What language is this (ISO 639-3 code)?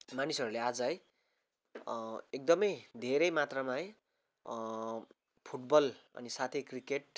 nep